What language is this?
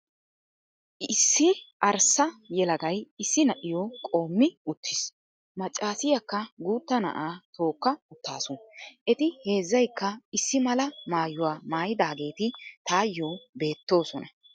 Wolaytta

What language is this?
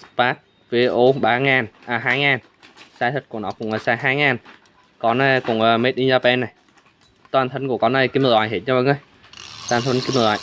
Vietnamese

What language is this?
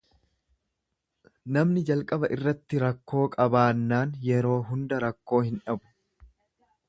Oromo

